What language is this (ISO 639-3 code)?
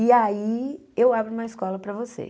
por